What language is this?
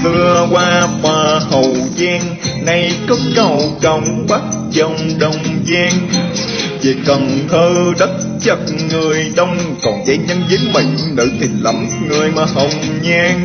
Vietnamese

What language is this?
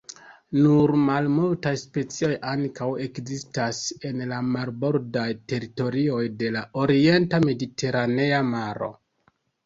Esperanto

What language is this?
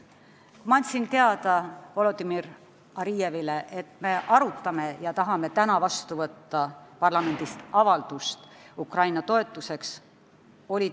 Estonian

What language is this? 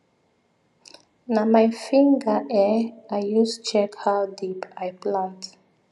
Nigerian Pidgin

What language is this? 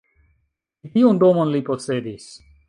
Esperanto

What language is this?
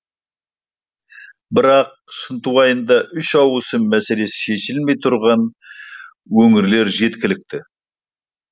Kazakh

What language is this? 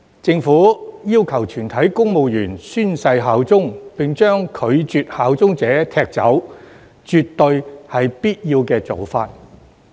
Cantonese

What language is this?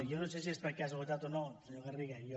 Catalan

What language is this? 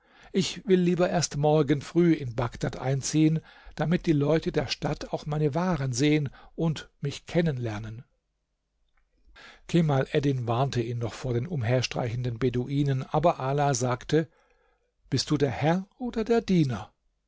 German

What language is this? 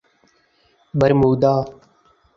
Urdu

